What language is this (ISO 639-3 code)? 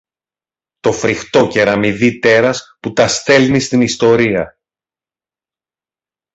ell